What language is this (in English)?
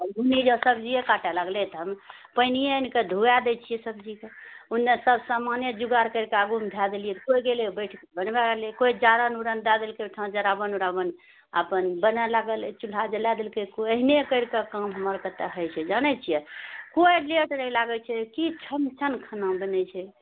Maithili